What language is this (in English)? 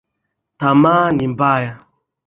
Swahili